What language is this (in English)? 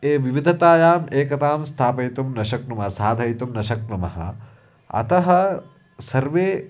Sanskrit